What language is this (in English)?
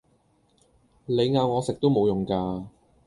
Cantonese